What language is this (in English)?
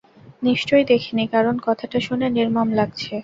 Bangla